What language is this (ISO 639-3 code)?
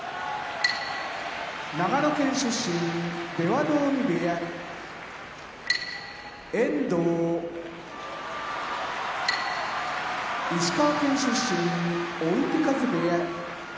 jpn